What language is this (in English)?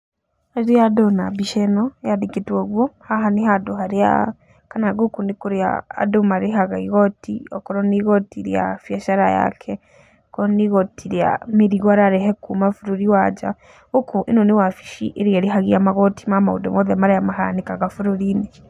Kikuyu